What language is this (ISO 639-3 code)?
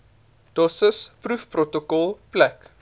afr